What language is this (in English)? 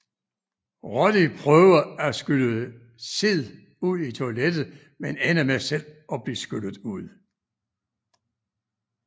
Danish